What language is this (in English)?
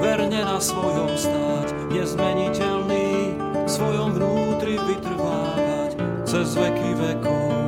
Czech